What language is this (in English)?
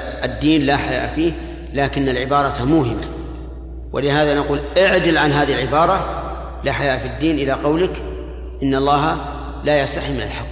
Arabic